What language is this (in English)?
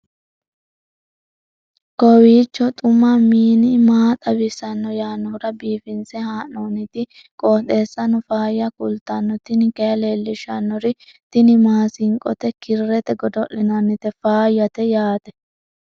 Sidamo